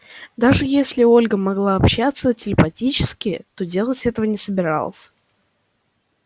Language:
Russian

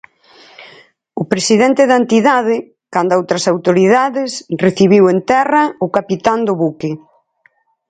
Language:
Galician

